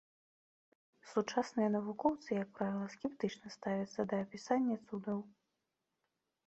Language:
Belarusian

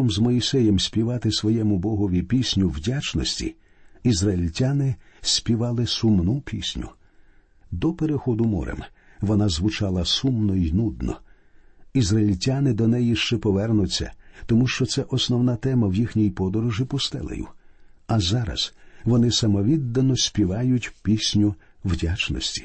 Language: Ukrainian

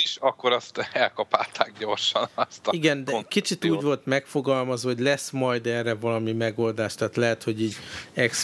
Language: Hungarian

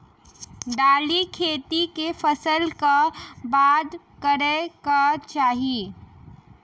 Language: Maithili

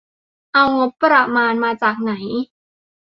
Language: Thai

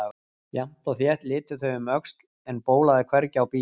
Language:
Icelandic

